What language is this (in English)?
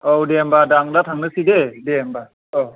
Bodo